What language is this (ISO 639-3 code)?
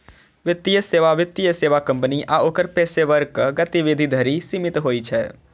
mai